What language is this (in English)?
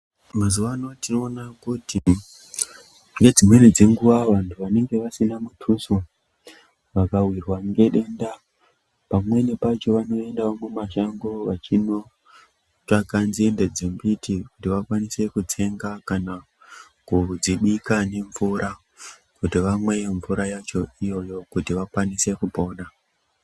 Ndau